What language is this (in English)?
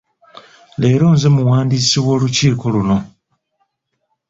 Ganda